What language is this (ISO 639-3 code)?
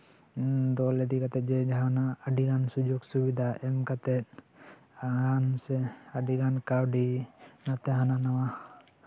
sat